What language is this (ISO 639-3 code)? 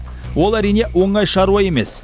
kaz